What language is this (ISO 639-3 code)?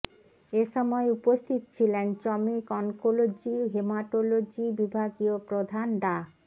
ben